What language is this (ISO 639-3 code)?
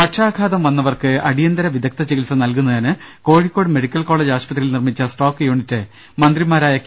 mal